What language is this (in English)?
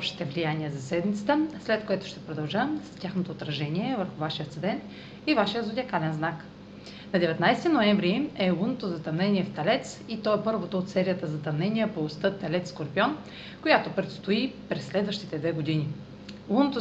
Bulgarian